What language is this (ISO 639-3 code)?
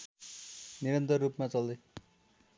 nep